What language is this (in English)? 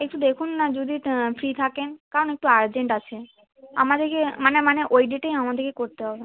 Bangla